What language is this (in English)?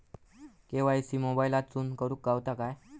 Marathi